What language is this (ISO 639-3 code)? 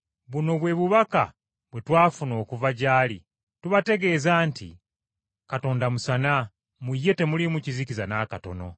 lug